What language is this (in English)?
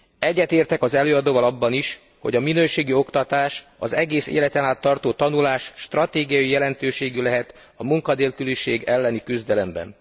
Hungarian